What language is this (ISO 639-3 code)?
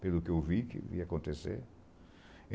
por